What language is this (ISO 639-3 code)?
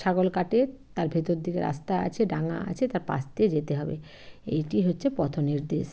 ben